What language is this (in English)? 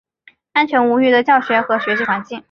Chinese